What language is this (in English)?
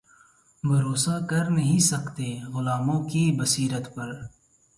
Urdu